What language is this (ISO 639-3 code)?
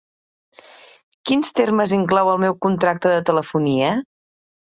cat